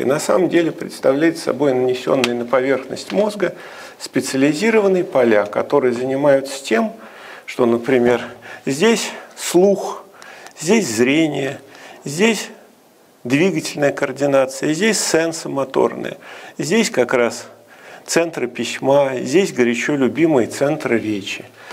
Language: Russian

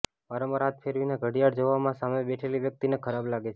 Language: Gujarati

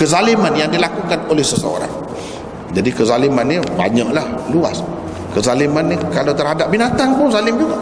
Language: Malay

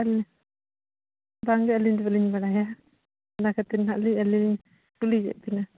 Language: Santali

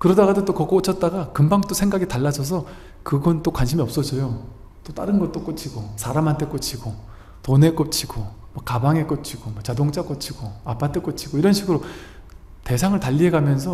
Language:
Korean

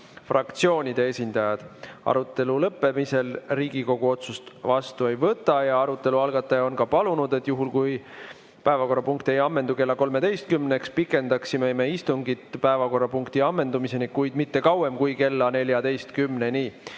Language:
Estonian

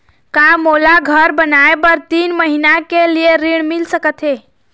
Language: Chhattisgarhi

